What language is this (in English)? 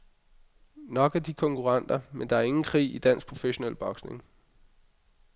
Danish